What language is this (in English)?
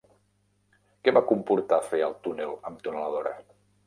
Catalan